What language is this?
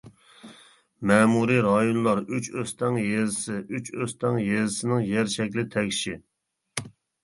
Uyghur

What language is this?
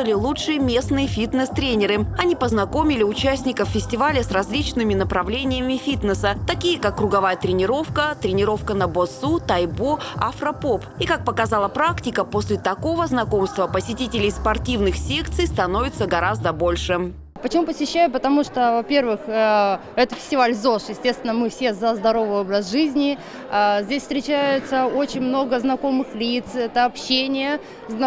Russian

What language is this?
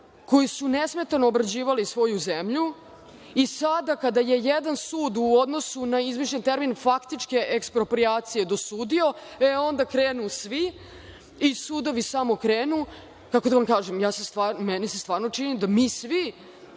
Serbian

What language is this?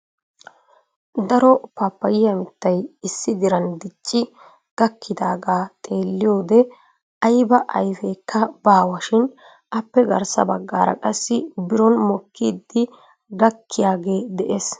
Wolaytta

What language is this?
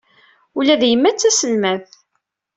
Kabyle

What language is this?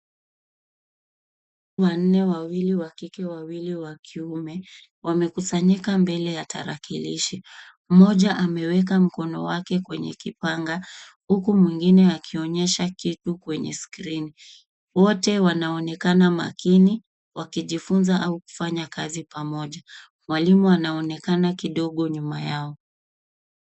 Swahili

